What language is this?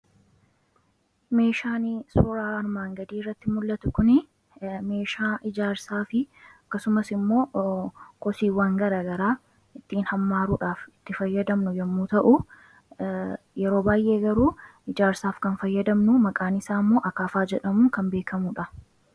Oromo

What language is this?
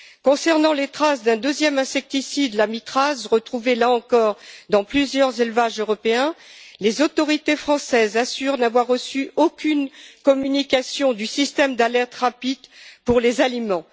French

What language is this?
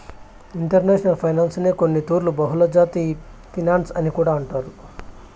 Telugu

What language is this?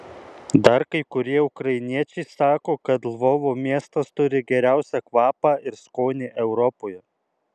Lithuanian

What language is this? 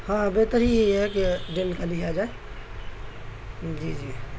Urdu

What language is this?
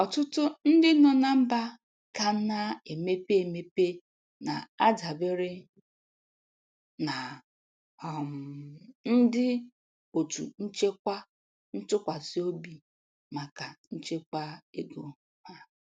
Igbo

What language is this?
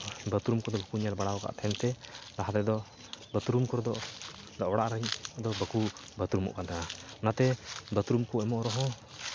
Santali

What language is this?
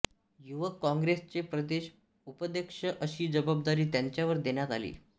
Marathi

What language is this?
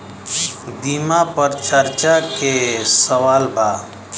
Bhojpuri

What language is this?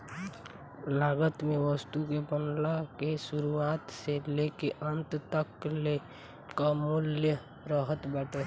Bhojpuri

